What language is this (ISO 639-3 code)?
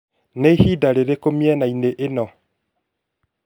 kik